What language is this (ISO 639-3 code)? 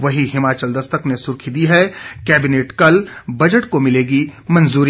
hin